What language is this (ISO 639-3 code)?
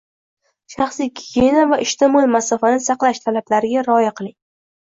uzb